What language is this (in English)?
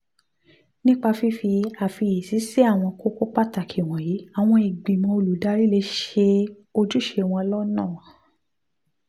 Yoruba